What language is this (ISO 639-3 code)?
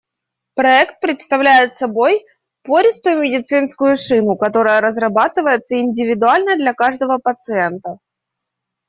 rus